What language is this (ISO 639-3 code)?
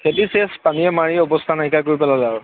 asm